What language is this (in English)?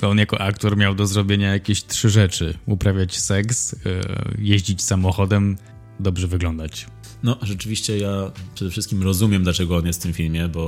Polish